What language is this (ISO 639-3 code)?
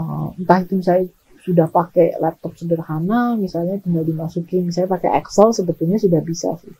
ind